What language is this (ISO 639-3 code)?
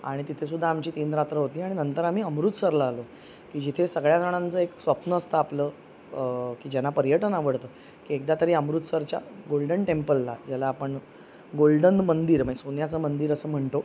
mar